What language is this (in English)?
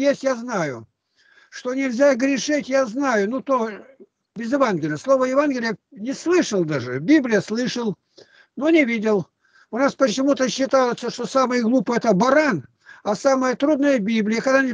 Russian